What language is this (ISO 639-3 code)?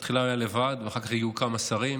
heb